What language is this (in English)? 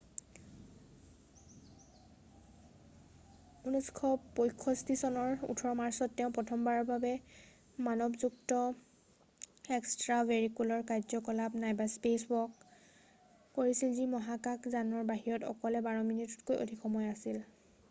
Assamese